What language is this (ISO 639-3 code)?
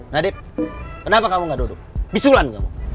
ind